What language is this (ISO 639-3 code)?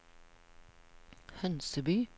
nor